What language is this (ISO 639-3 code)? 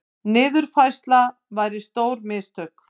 isl